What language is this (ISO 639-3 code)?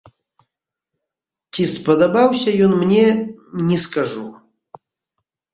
bel